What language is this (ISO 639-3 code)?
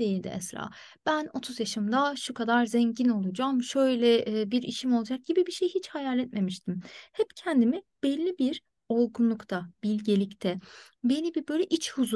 tur